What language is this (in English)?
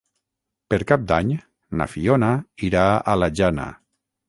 Catalan